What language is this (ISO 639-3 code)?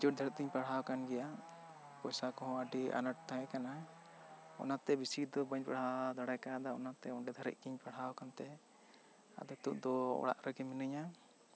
sat